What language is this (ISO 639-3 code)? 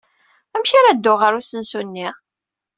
kab